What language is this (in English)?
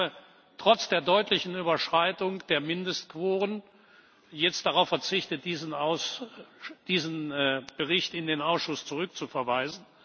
German